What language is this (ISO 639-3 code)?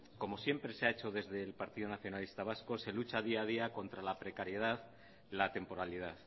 spa